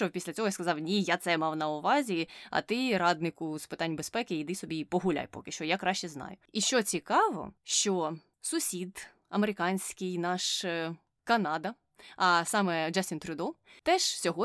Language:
Ukrainian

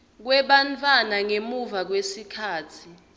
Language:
Swati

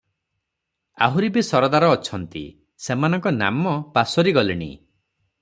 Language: Odia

